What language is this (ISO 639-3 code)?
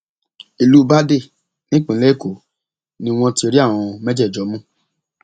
yor